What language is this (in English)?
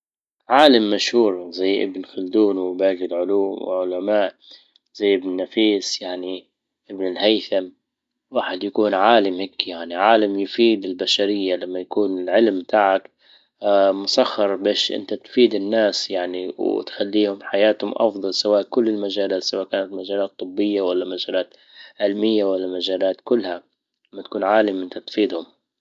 Libyan Arabic